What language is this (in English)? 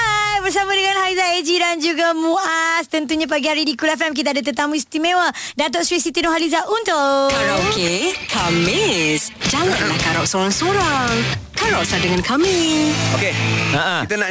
Malay